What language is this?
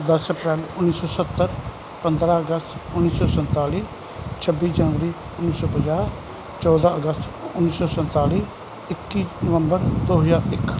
Punjabi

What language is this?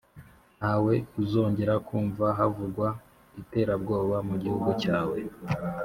Kinyarwanda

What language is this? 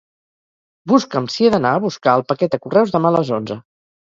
Catalan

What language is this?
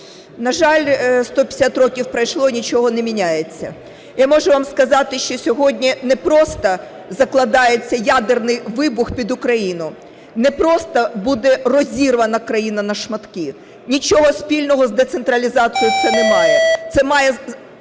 Ukrainian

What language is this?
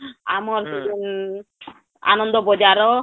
Odia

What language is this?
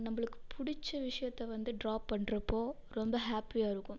Tamil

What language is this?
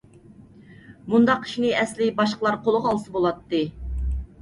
Uyghur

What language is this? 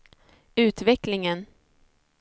Swedish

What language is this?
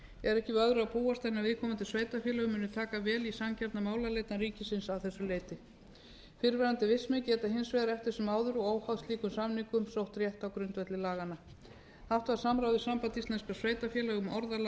Icelandic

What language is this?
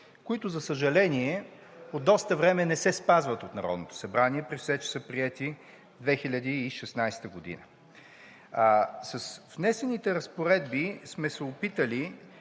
Bulgarian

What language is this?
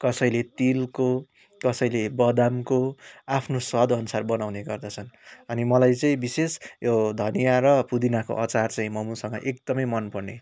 Nepali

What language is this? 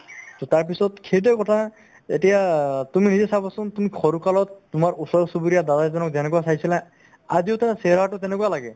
Assamese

